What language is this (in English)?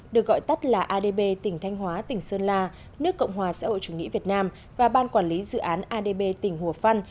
Vietnamese